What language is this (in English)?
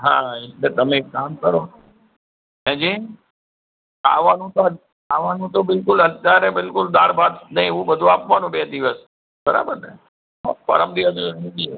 Gujarati